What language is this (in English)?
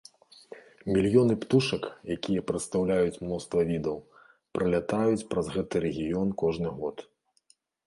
Belarusian